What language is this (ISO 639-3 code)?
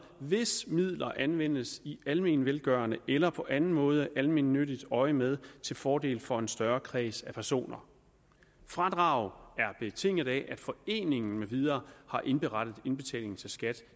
dan